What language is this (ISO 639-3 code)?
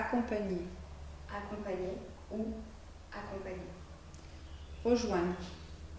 fra